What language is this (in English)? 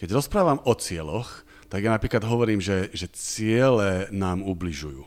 Slovak